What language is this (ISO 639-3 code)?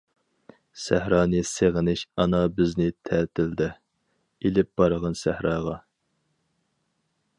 uig